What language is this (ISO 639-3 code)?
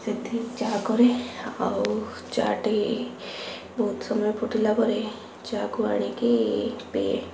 ori